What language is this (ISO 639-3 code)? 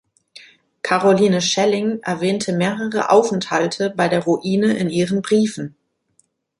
deu